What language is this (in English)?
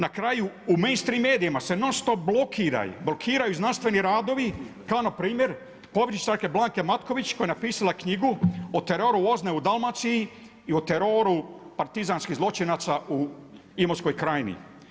Croatian